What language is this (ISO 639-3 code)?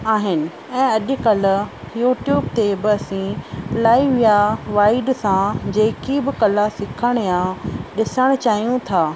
snd